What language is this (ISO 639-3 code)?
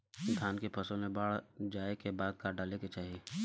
bho